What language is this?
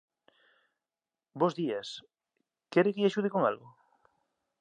Galician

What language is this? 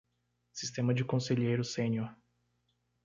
Portuguese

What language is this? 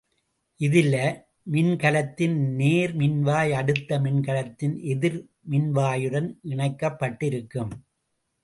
Tamil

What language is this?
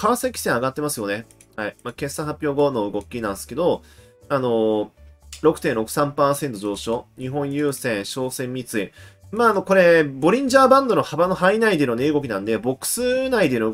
Japanese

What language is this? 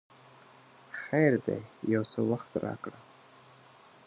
Pashto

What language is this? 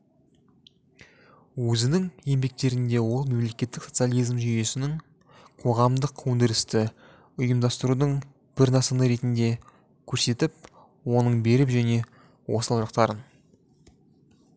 Kazakh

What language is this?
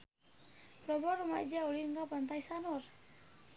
Sundanese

